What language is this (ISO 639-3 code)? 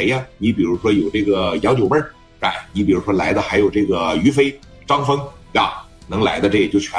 zho